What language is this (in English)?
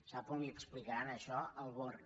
Catalan